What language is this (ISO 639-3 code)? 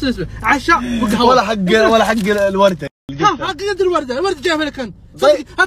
ara